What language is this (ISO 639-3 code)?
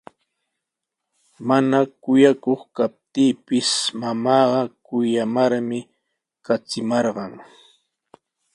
qws